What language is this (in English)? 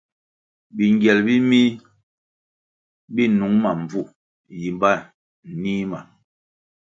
Kwasio